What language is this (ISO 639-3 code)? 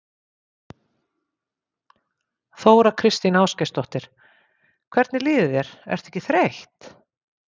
isl